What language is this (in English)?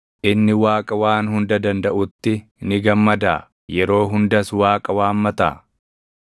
Oromo